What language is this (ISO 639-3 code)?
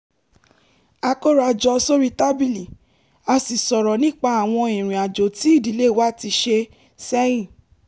yor